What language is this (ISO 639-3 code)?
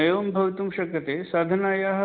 san